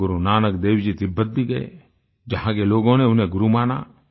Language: Hindi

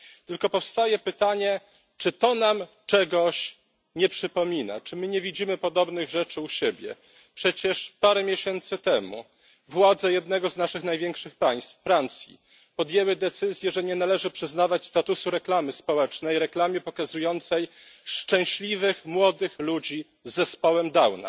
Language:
Polish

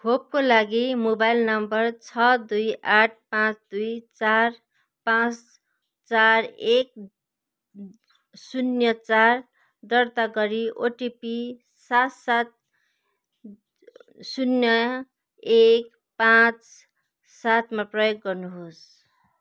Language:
Nepali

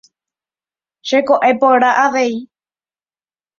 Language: Guarani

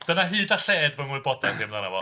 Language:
Welsh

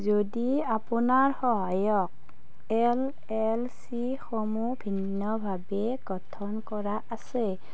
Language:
Assamese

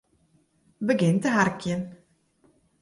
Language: Western Frisian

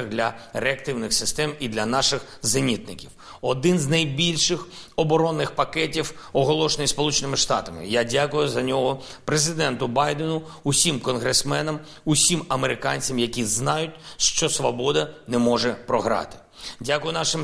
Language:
Ukrainian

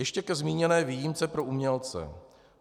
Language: Czech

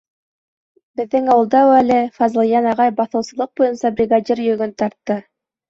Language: Bashkir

